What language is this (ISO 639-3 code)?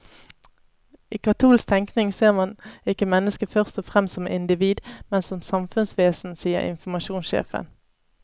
nor